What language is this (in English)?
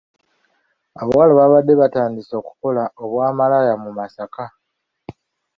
Ganda